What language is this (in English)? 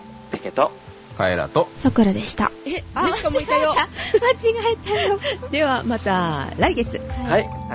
Japanese